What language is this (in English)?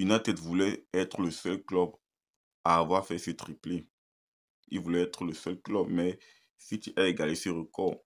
French